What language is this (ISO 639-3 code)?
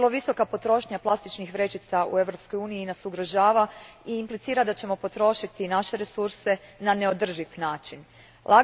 hrv